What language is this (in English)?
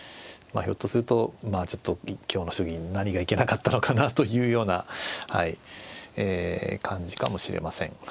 Japanese